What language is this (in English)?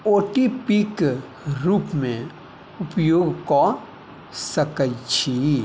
Maithili